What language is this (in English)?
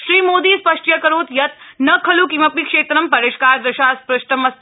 Sanskrit